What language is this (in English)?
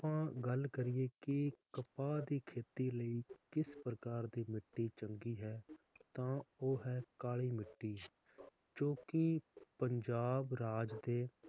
Punjabi